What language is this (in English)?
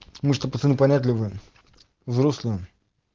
Russian